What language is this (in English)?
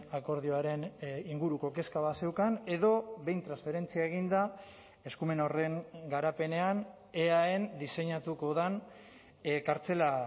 Basque